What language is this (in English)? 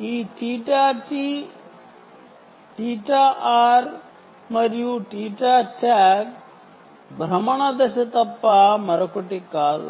Telugu